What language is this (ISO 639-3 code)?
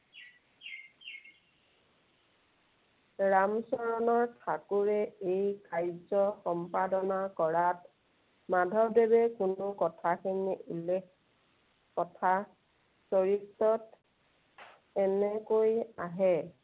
asm